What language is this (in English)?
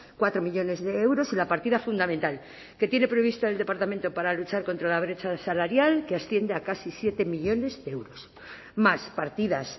Spanish